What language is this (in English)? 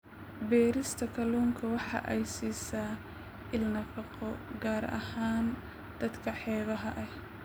Somali